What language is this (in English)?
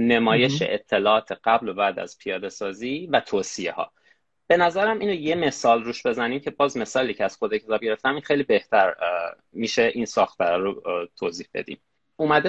Persian